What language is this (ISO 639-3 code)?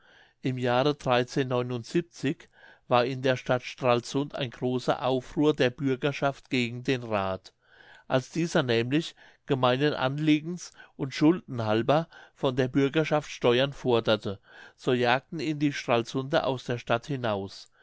deu